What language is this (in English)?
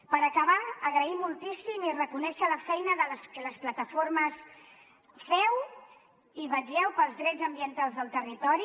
Catalan